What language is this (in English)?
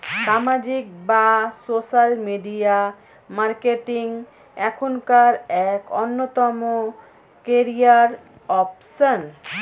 Bangla